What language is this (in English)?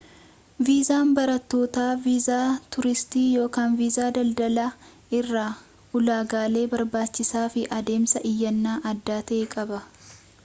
Oromo